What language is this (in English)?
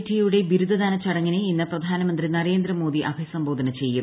Malayalam